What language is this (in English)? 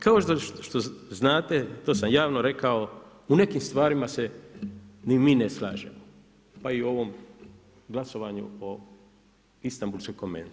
Croatian